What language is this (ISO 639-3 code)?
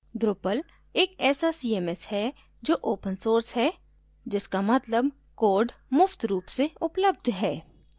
hin